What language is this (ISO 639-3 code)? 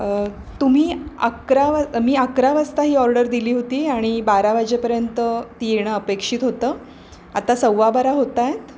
mar